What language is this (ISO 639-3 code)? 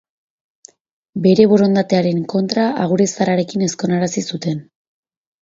eus